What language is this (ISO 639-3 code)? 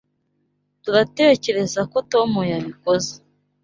kin